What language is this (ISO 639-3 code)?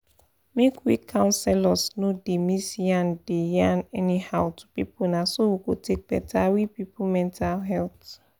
pcm